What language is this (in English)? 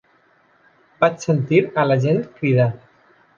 Catalan